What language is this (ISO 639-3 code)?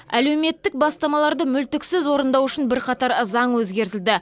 kaz